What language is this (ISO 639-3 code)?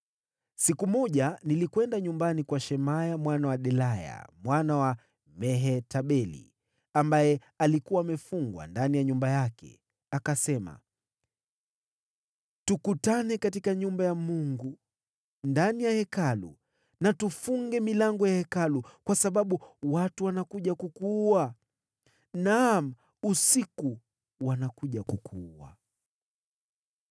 swa